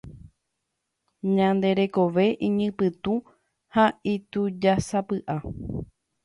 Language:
Guarani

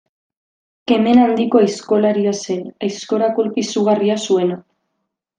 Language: Basque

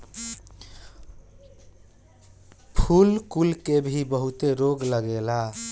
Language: Bhojpuri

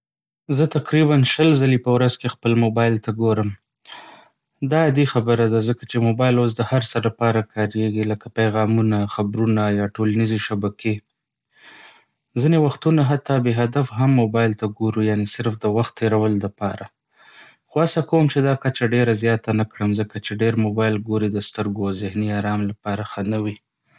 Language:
Pashto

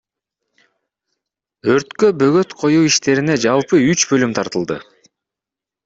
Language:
Kyrgyz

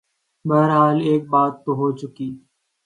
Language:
Urdu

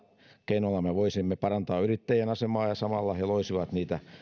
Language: Finnish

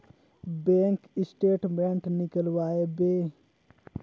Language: Chhattisgarhi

